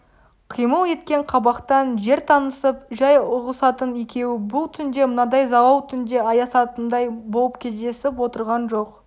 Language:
Kazakh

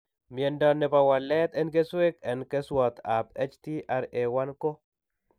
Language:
Kalenjin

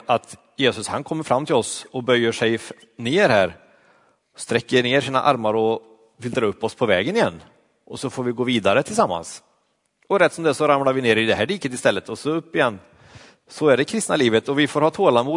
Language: Swedish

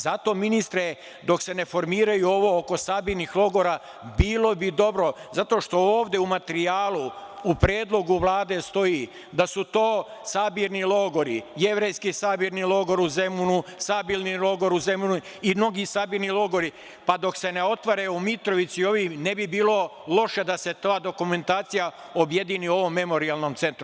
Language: Serbian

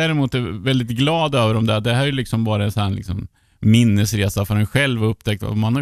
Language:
Swedish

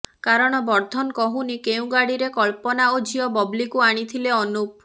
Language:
Odia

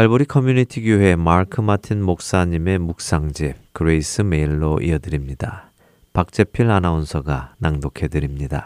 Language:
Korean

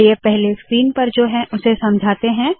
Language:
Hindi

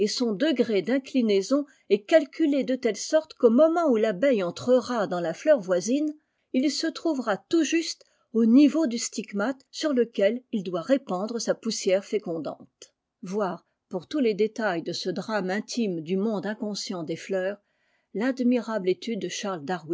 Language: French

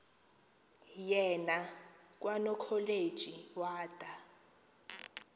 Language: Xhosa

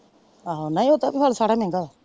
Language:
Punjabi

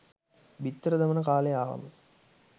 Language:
Sinhala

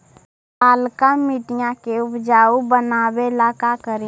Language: Magahi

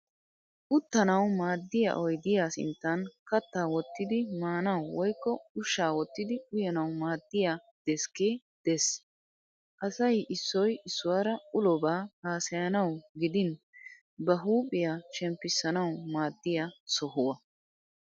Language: Wolaytta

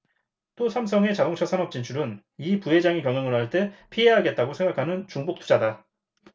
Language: Korean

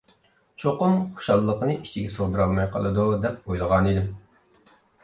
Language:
Uyghur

